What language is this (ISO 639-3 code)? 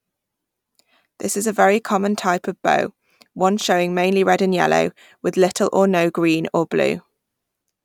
eng